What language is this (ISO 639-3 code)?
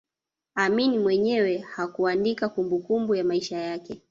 swa